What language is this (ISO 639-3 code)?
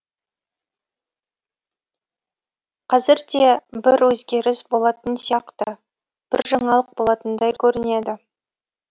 kaz